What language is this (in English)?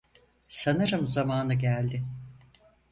Turkish